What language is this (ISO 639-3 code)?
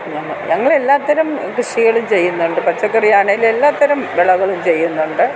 mal